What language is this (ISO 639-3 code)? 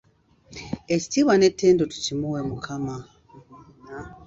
lug